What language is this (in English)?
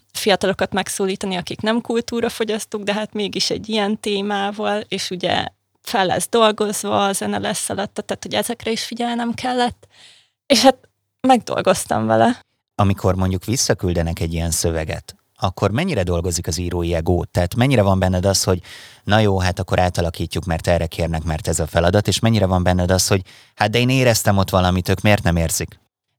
Hungarian